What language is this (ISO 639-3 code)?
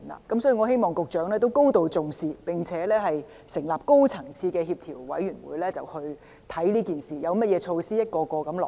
yue